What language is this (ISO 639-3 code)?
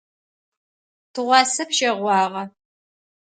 ady